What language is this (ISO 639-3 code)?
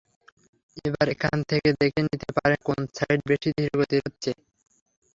ben